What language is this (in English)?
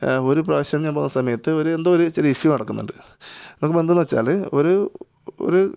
Malayalam